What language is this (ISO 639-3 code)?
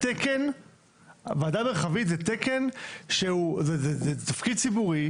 heb